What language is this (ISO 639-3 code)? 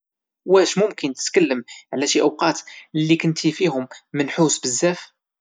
ary